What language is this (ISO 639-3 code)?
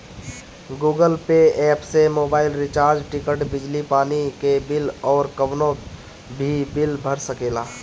bho